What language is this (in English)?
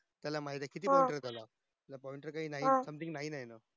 Marathi